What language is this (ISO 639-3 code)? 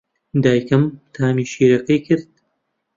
ckb